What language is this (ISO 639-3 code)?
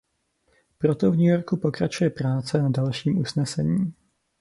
ces